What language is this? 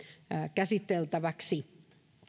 Finnish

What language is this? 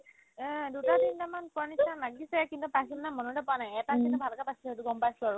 Assamese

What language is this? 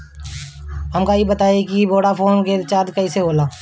Bhojpuri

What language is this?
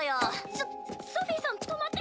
Japanese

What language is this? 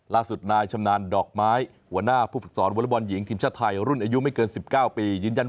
Thai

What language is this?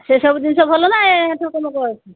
Odia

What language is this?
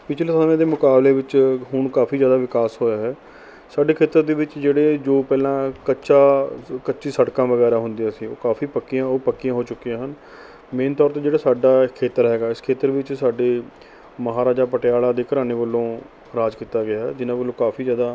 Punjabi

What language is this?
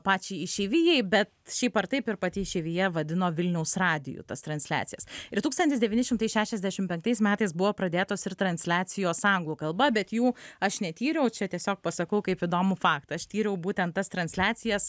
Lithuanian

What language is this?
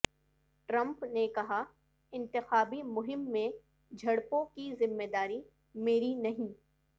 Urdu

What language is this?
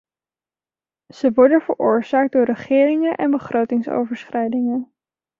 Dutch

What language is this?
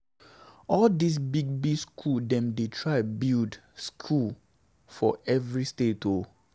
Nigerian Pidgin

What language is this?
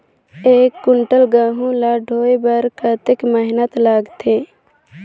Chhattisgarhi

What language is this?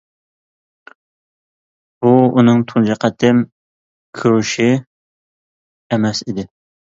Uyghur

